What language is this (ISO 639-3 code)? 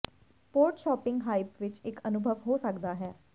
pan